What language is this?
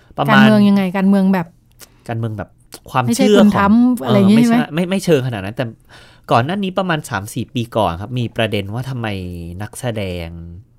Thai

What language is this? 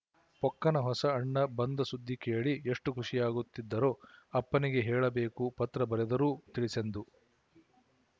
Kannada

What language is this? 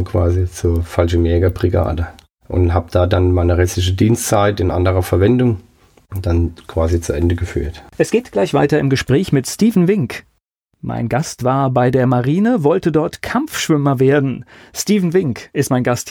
German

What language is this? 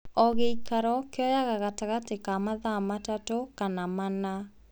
Kikuyu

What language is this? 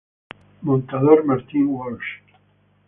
Spanish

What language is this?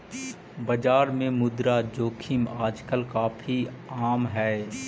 Magahi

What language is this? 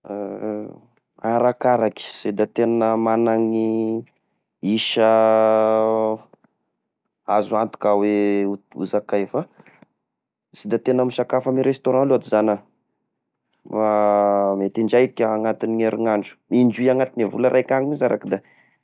Tesaka Malagasy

